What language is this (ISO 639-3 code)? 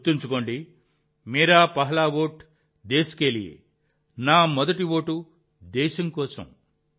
tel